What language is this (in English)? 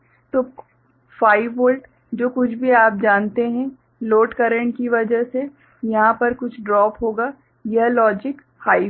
Hindi